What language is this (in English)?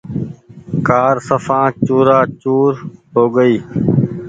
Goaria